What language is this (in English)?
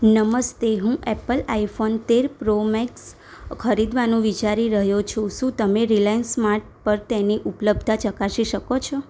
Gujarati